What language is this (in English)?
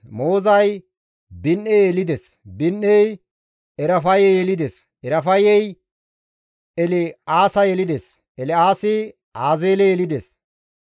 Gamo